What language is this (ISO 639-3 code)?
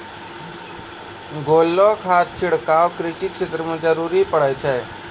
mai